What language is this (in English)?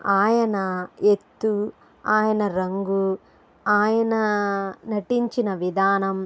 Telugu